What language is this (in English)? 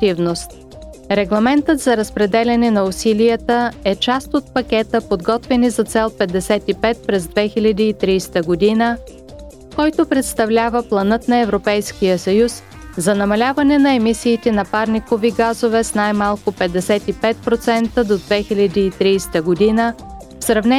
Bulgarian